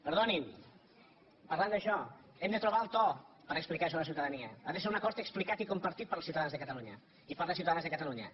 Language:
Catalan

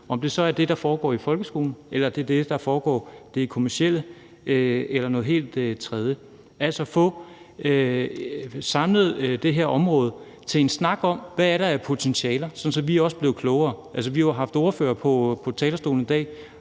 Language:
Danish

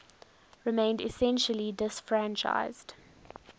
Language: English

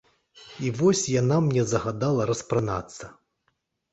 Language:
Belarusian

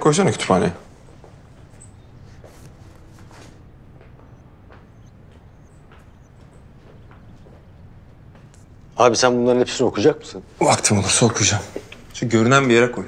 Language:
Turkish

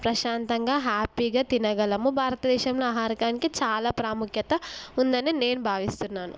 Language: Telugu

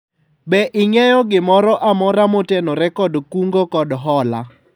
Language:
Luo (Kenya and Tanzania)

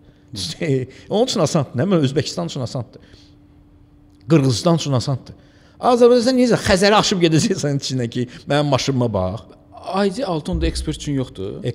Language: Turkish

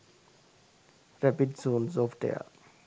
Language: Sinhala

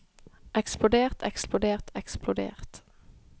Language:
Norwegian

